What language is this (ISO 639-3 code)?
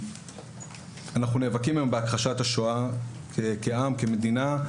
heb